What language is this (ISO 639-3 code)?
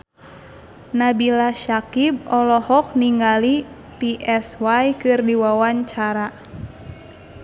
sun